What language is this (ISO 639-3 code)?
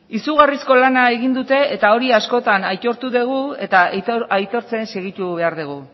eus